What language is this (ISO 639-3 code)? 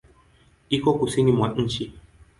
swa